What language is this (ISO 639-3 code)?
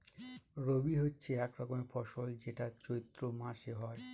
ben